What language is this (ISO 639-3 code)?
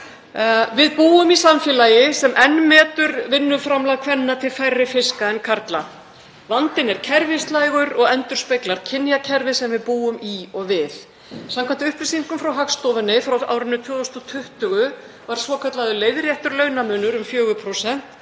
isl